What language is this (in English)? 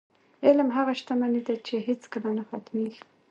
Pashto